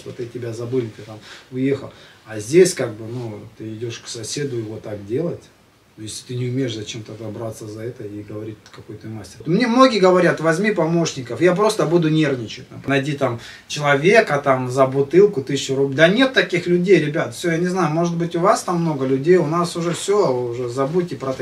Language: Russian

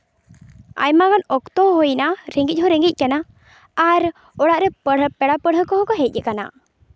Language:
Santali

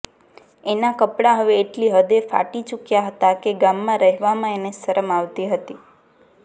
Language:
Gujarati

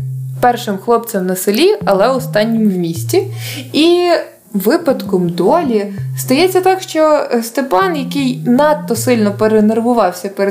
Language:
Ukrainian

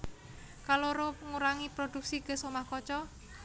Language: Javanese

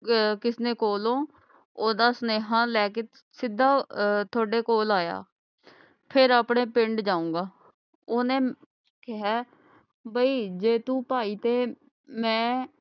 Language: Punjabi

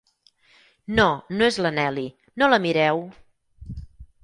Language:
Catalan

